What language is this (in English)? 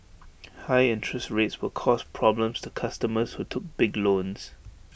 English